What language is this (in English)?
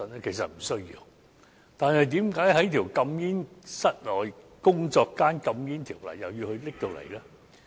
Cantonese